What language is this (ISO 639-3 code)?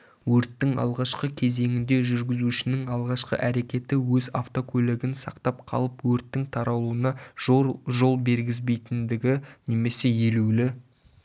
kaz